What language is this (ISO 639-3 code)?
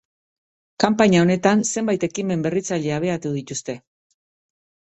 eus